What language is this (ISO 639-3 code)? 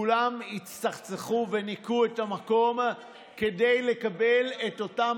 heb